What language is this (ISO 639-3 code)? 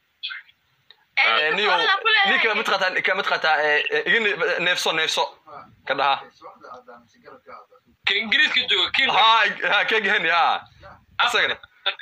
ara